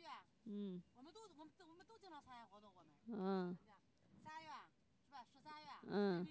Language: Chinese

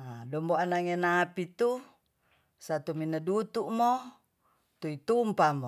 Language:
Tonsea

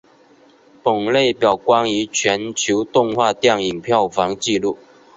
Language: Chinese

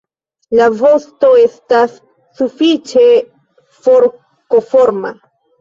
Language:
Esperanto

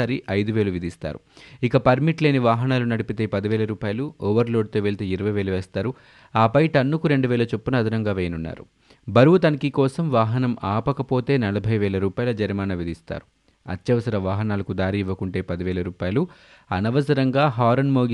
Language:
Telugu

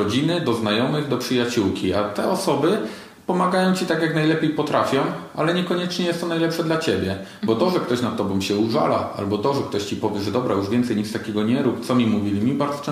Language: Polish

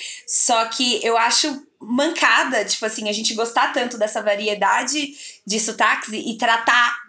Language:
Portuguese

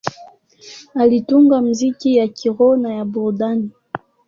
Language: Swahili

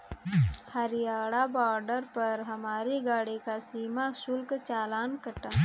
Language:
Hindi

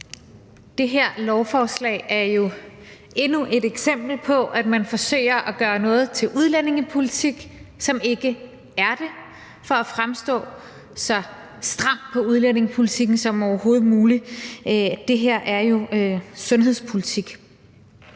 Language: Danish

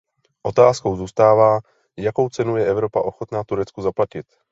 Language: Czech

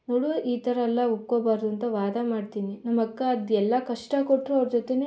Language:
Kannada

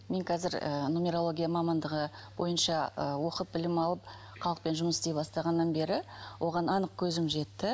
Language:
Kazakh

